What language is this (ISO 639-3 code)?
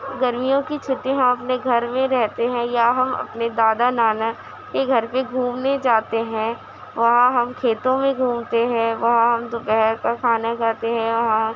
urd